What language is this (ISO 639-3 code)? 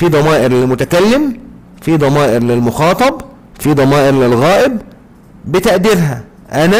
ara